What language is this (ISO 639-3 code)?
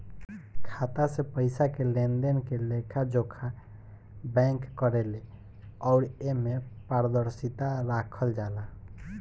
bho